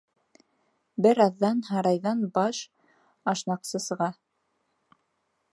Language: Bashkir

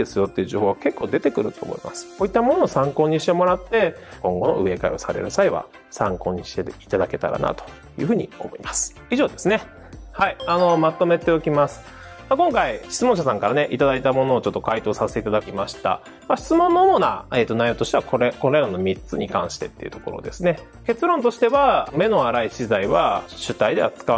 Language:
Japanese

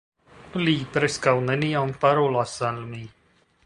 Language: Esperanto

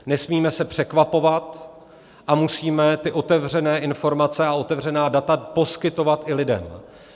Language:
Czech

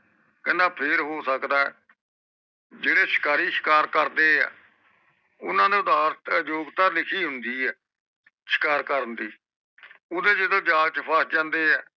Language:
Punjabi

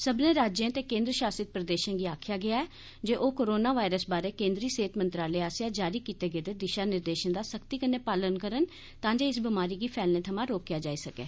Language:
Dogri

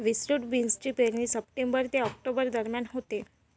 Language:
Marathi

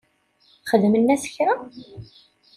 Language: Kabyle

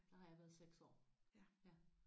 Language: Danish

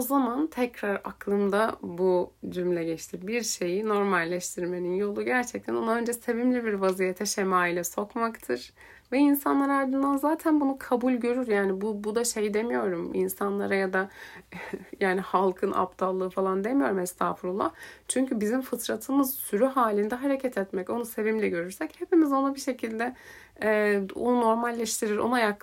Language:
Turkish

